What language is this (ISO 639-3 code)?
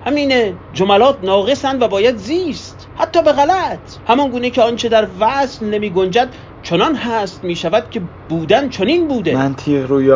fas